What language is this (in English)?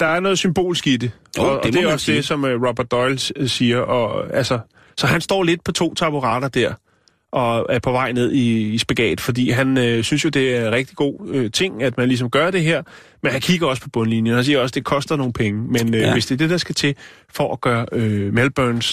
Danish